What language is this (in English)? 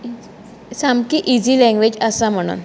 Konkani